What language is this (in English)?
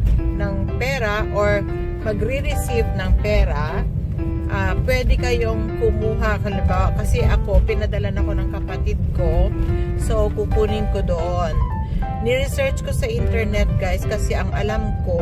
Filipino